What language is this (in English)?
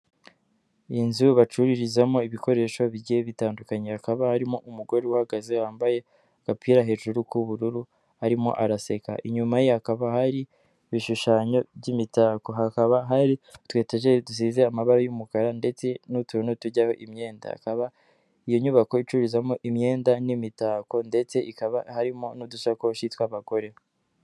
Kinyarwanda